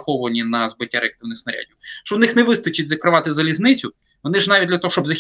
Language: Ukrainian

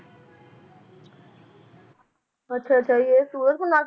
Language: Punjabi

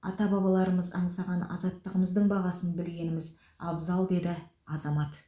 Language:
Kazakh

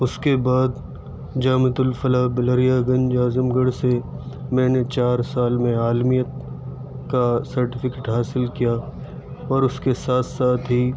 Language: Urdu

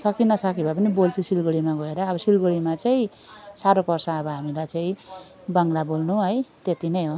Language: Nepali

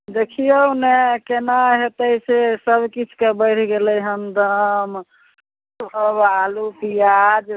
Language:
Maithili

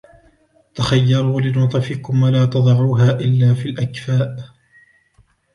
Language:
Arabic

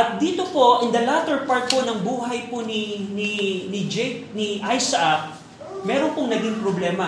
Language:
Filipino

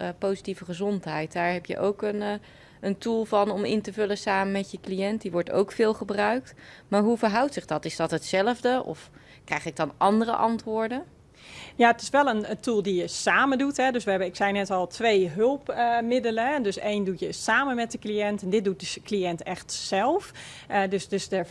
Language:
Dutch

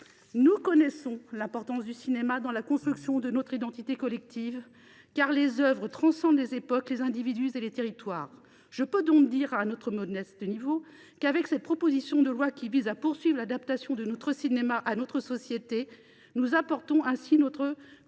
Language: French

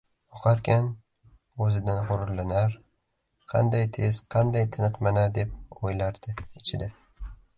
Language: Uzbek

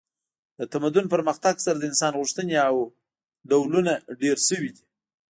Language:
Pashto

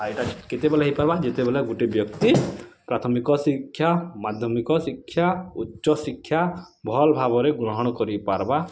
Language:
Odia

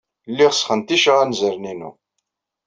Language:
Kabyle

